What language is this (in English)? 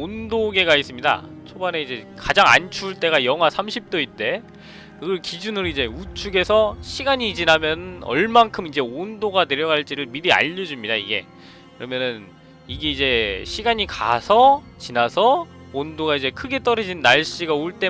Korean